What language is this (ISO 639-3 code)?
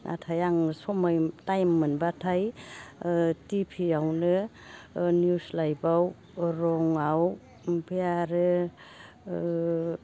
brx